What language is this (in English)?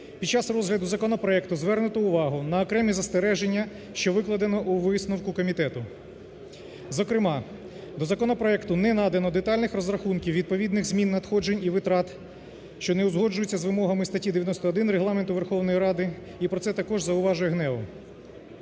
Ukrainian